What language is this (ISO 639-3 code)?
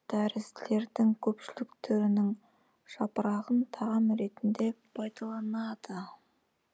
kaz